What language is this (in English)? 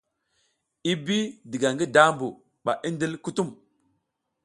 South Giziga